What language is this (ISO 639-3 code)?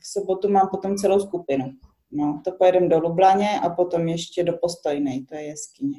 ces